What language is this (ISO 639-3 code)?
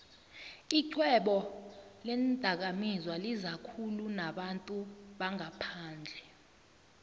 nbl